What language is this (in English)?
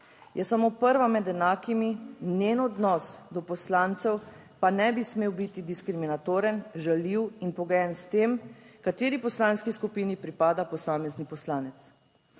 Slovenian